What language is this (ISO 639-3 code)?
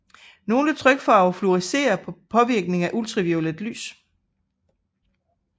dan